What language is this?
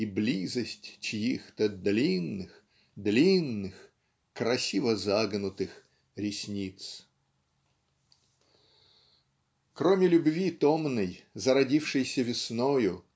Russian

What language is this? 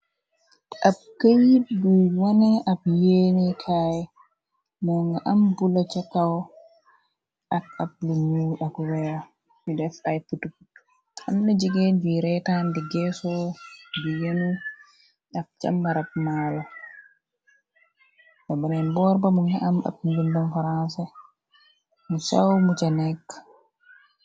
Wolof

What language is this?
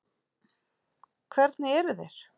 Icelandic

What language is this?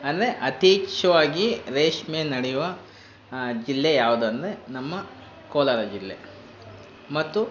Kannada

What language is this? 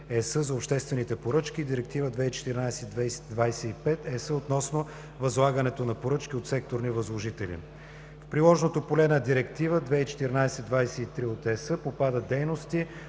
Bulgarian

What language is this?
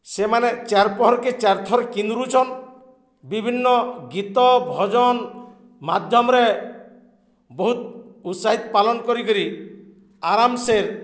Odia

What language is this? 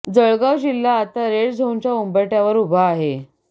Marathi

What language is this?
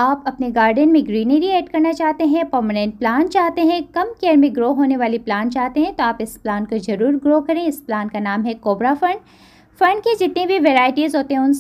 Hindi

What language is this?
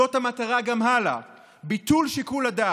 Hebrew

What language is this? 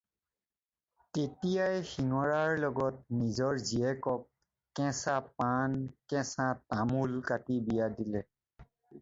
Assamese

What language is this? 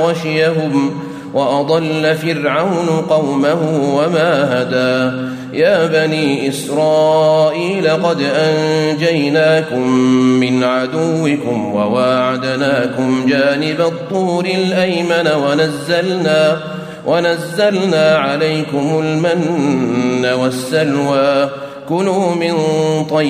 Arabic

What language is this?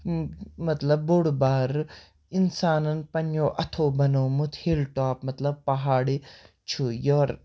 Kashmiri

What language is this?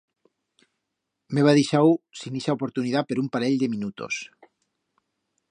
Aragonese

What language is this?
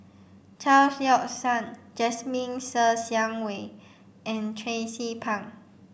English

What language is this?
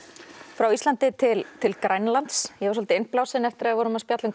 Icelandic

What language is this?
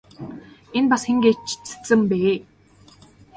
Mongolian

